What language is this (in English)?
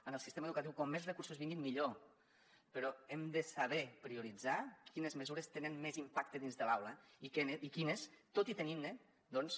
Catalan